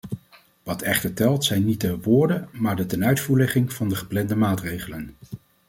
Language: Dutch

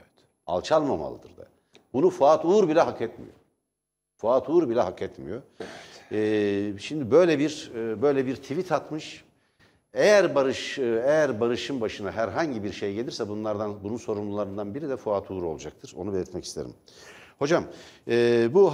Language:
Turkish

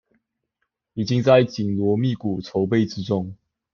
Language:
Chinese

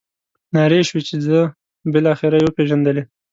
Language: Pashto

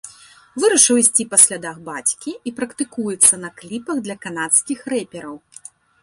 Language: Belarusian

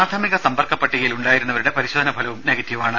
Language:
Malayalam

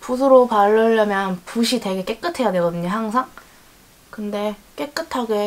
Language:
Korean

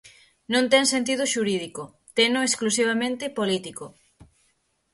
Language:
Galician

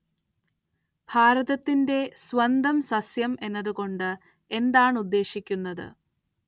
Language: Malayalam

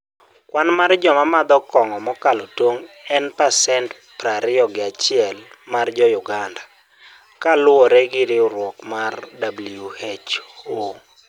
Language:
Luo (Kenya and Tanzania)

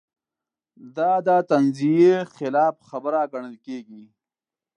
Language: Pashto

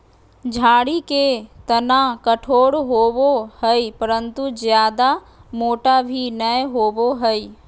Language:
Magahi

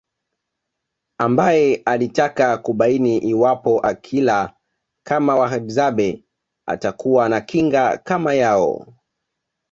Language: Swahili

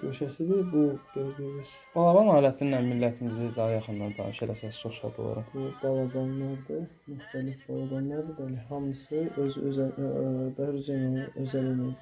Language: Azerbaijani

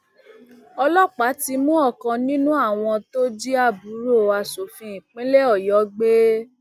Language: Yoruba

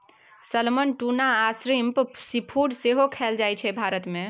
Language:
Maithili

